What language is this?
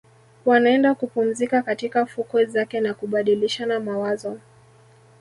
Swahili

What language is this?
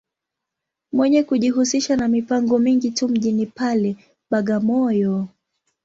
Swahili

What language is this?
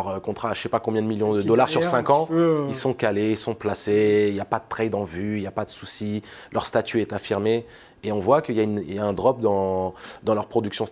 French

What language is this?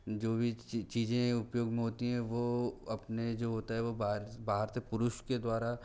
Hindi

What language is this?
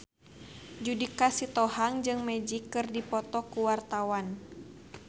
Sundanese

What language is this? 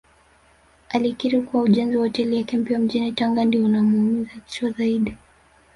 Swahili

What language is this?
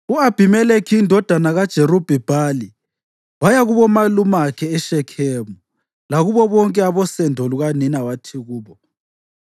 North Ndebele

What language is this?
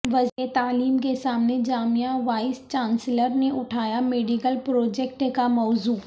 Urdu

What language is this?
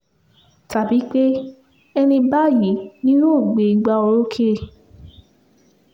Yoruba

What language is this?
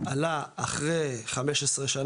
Hebrew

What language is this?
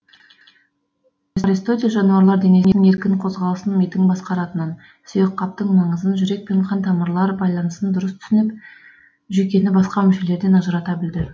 Kazakh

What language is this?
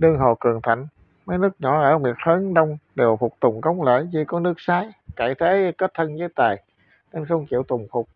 Vietnamese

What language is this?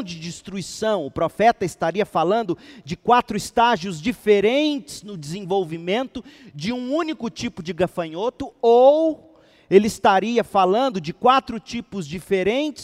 Portuguese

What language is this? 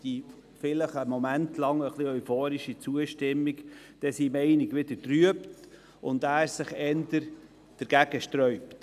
Swiss German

